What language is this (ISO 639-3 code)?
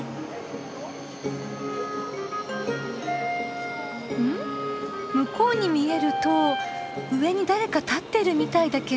jpn